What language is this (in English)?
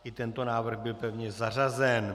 Czech